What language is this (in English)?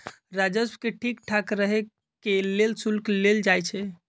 Magahi